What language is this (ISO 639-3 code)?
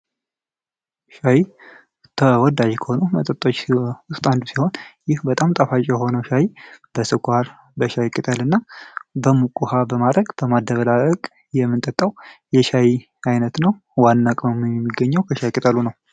amh